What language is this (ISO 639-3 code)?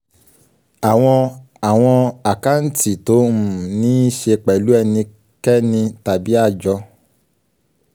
yor